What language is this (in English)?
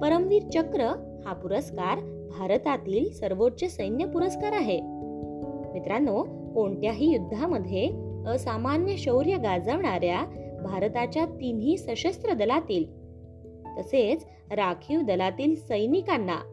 Marathi